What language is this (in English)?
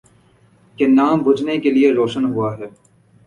Urdu